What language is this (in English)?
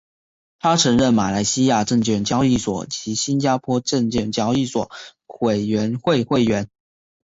Chinese